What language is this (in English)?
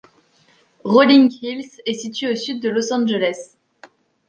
French